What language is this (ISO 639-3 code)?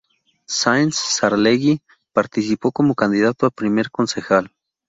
spa